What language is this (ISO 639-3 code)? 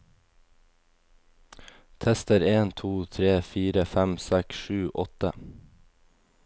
nor